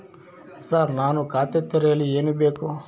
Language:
Kannada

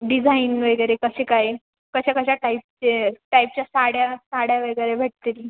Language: Marathi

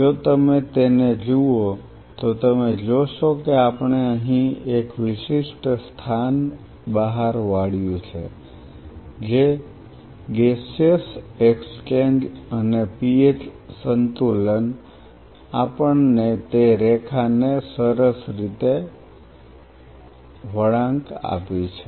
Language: Gujarati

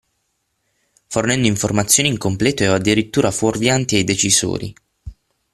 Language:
Italian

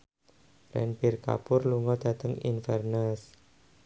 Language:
Javanese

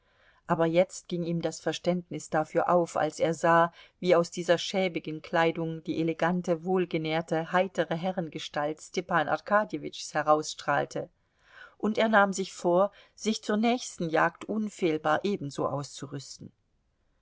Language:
German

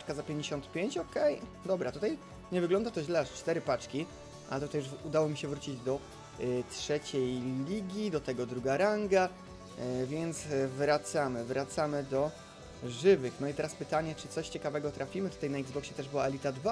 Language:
Polish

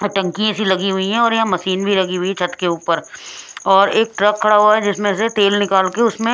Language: Hindi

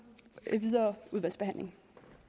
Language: Danish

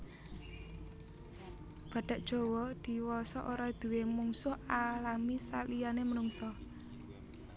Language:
Javanese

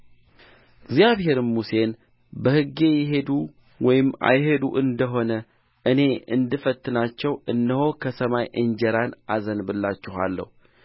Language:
Amharic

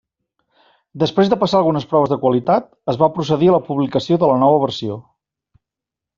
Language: Catalan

